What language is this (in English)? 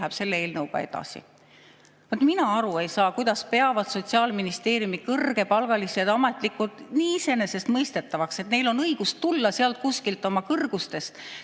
Estonian